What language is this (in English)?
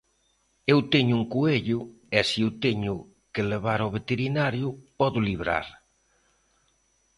Galician